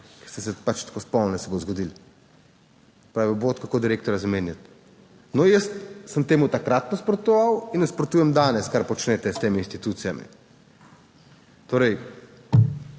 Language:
Slovenian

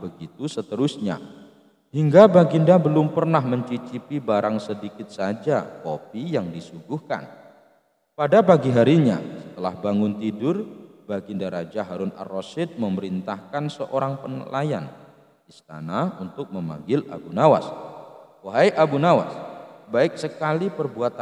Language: Indonesian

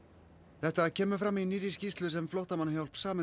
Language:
Icelandic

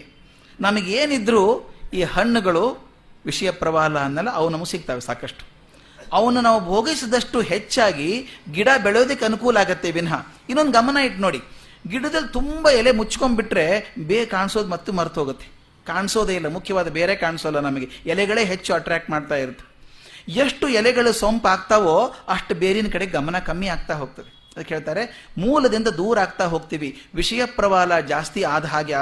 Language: Kannada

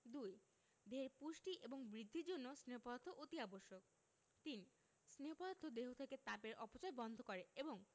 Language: Bangla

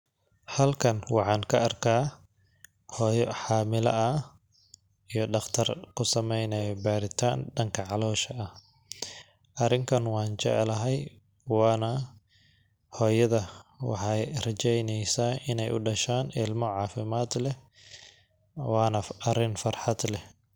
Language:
Somali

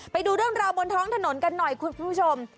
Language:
Thai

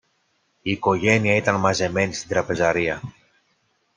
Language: Greek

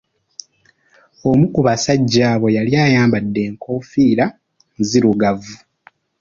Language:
Ganda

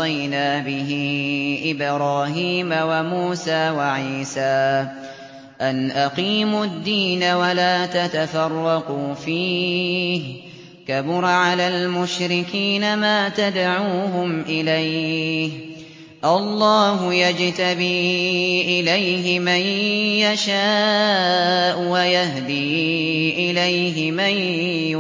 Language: Arabic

